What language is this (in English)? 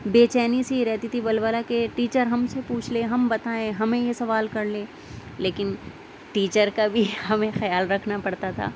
Urdu